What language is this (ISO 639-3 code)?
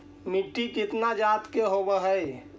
mag